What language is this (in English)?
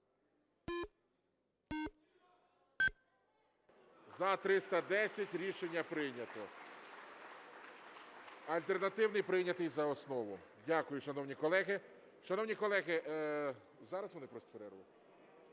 Ukrainian